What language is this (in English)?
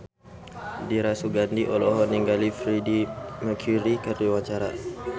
Sundanese